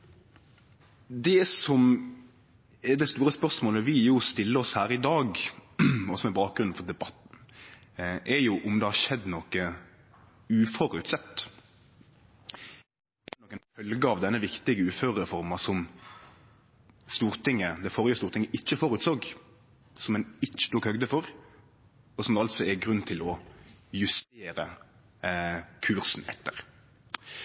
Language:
Norwegian Nynorsk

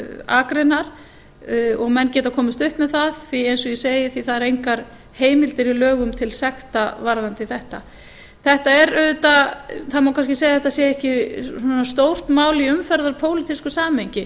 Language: Icelandic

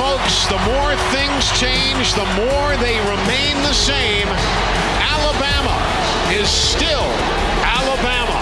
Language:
English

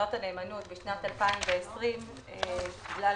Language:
Hebrew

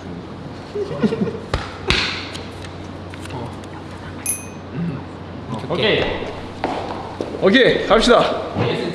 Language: Korean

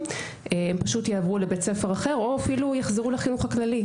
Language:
Hebrew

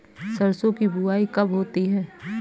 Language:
Hindi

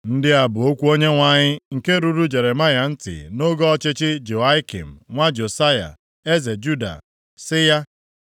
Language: Igbo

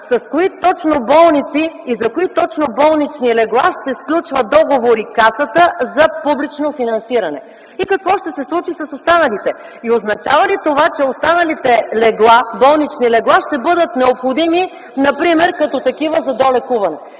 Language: Bulgarian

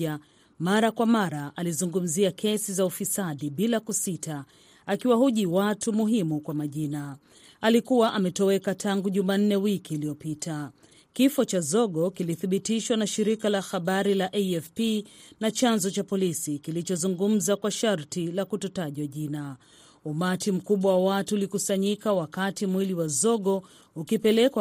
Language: Swahili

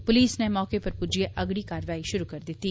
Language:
Dogri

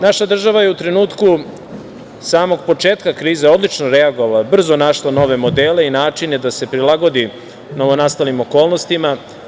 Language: Serbian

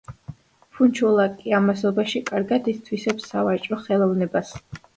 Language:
Georgian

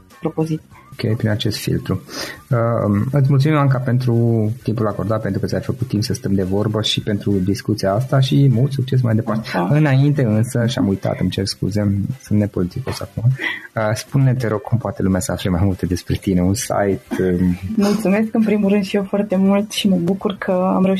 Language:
Romanian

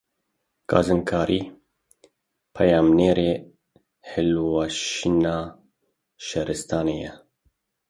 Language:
Kurdish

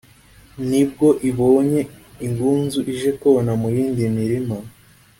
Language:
Kinyarwanda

